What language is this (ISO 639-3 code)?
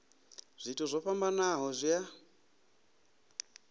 ven